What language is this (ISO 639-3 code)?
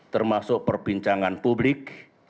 ind